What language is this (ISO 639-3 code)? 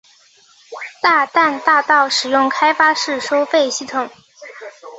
zho